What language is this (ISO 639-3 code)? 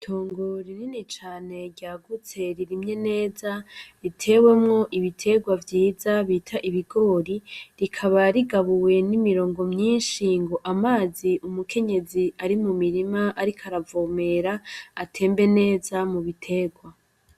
run